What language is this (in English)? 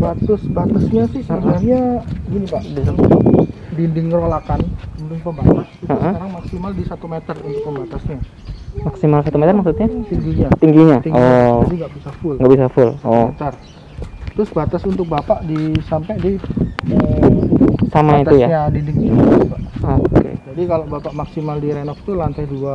Indonesian